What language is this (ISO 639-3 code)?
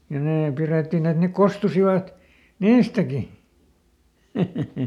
fin